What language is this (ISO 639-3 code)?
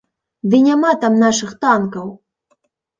bel